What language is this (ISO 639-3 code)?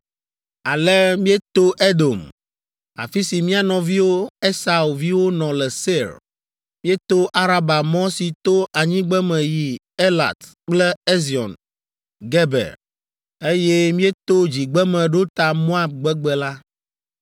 ewe